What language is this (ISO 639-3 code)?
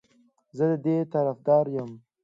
pus